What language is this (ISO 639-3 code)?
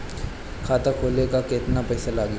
bho